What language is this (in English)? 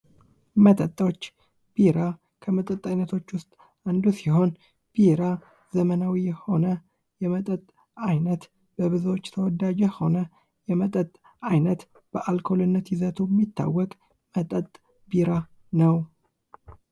Amharic